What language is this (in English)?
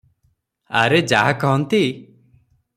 Odia